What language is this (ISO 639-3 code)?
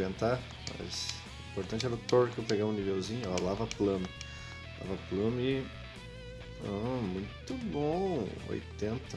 por